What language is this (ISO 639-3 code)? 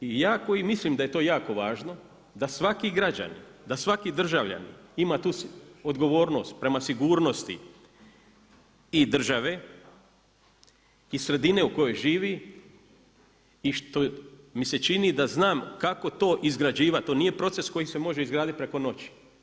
hrv